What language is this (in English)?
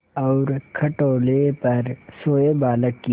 Hindi